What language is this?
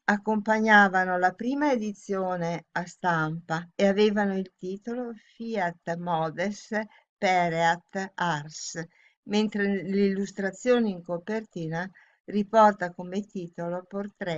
Italian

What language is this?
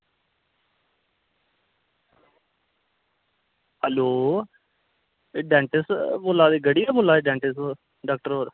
Dogri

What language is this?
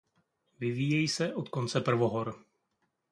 Czech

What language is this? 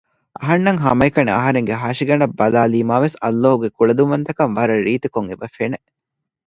Divehi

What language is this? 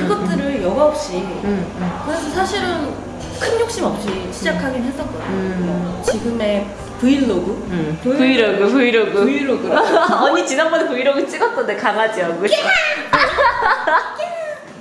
Korean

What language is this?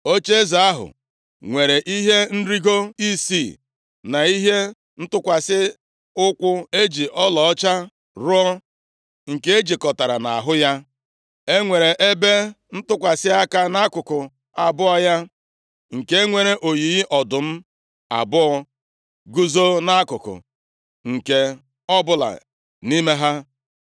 Igbo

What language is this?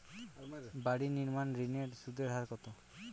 Bangla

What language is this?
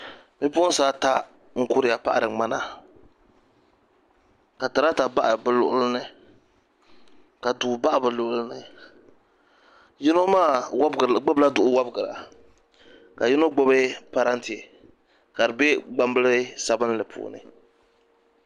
Dagbani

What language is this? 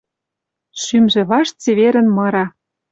Western Mari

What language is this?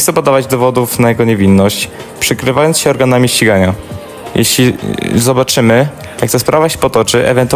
Polish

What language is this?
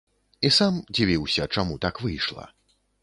Belarusian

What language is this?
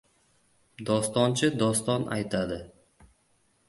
Uzbek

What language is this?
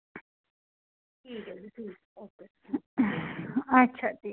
Dogri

